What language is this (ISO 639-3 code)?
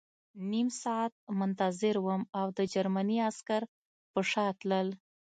pus